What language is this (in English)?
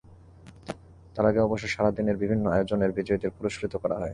Bangla